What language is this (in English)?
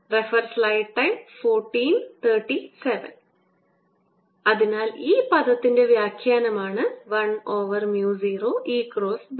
Malayalam